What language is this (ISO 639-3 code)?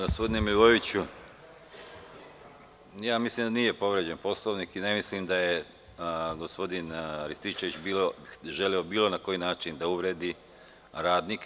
srp